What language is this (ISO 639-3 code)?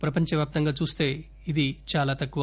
tel